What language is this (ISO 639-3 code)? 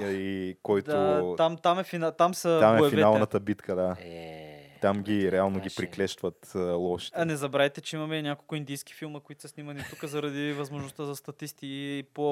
bul